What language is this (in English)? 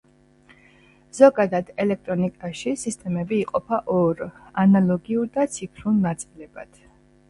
Georgian